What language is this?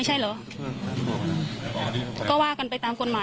Thai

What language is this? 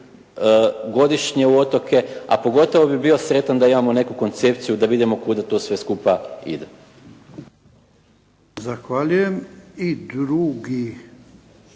Croatian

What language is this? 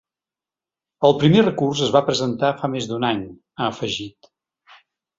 Catalan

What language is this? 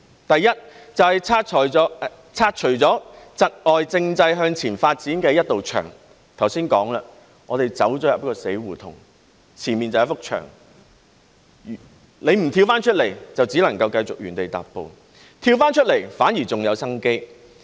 Cantonese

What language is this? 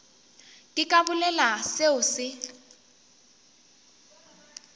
Northern Sotho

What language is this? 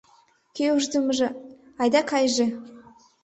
Mari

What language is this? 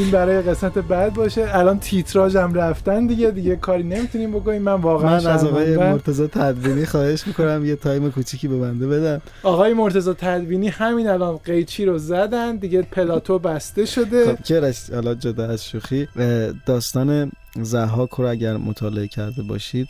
Persian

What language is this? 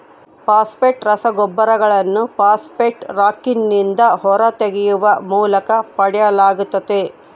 Kannada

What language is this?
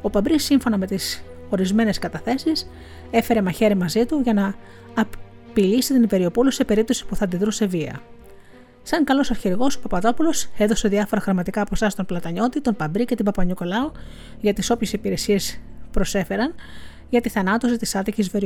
Greek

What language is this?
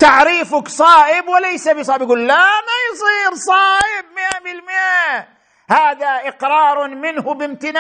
Arabic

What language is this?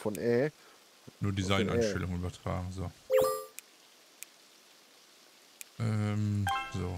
German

